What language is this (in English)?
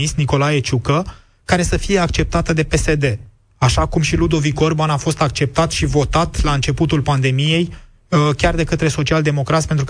Romanian